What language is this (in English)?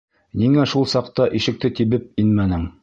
Bashkir